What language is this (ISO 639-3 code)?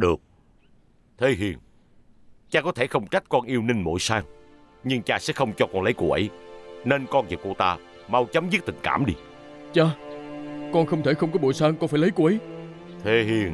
vie